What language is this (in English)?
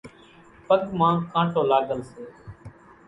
Kachi Koli